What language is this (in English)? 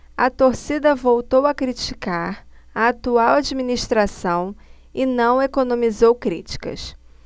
Portuguese